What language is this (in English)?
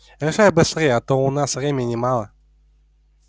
Russian